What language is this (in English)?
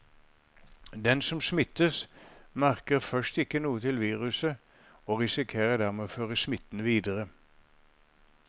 Norwegian